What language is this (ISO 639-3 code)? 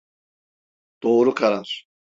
tur